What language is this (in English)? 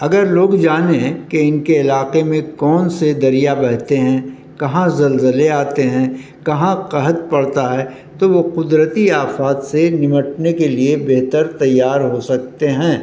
Urdu